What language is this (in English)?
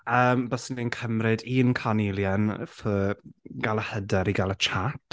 Welsh